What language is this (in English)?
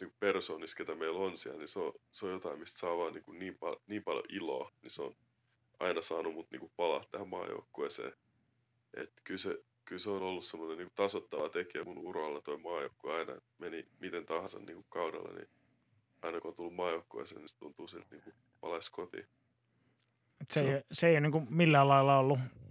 Finnish